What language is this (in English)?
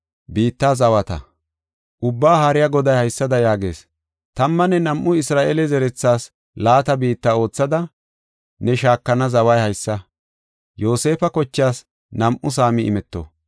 Gofa